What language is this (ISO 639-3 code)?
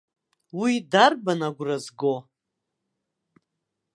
abk